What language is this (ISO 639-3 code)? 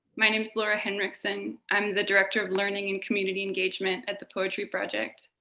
eng